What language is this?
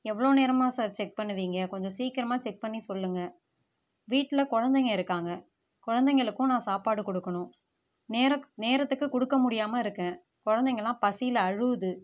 Tamil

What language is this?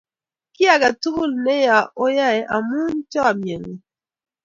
Kalenjin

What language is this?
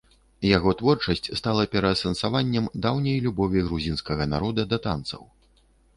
Belarusian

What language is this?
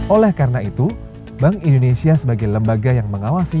Indonesian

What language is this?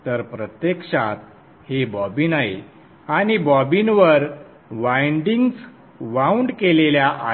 Marathi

